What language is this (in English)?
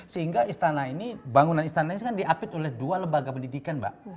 Indonesian